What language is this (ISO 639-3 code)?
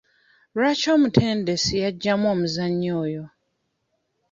lug